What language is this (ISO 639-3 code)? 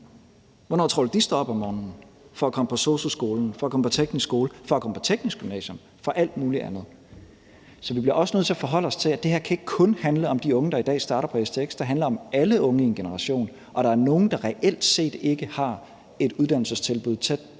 dan